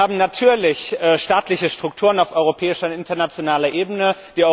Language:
German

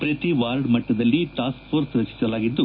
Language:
Kannada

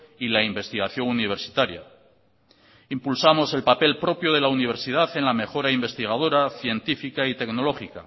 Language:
Spanish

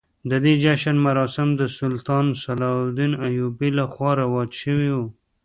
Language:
Pashto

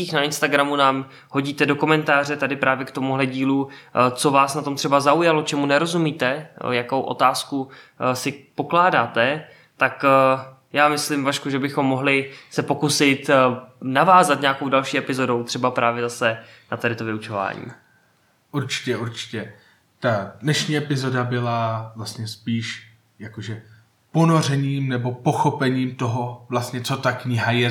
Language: Czech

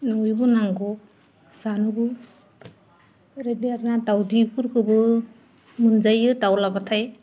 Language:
Bodo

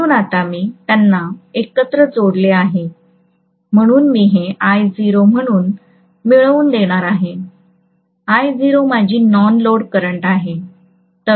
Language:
Marathi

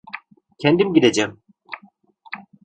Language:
Turkish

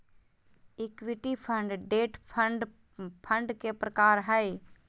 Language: Magahi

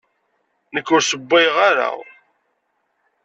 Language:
Kabyle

